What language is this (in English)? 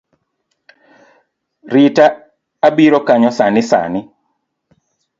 Luo (Kenya and Tanzania)